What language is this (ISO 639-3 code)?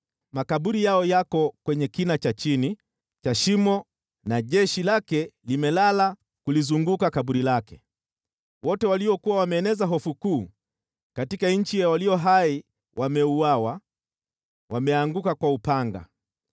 swa